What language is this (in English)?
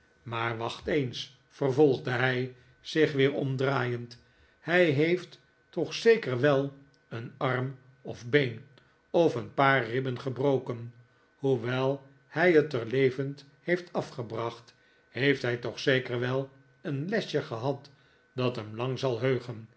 Dutch